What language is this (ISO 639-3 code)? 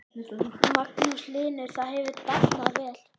isl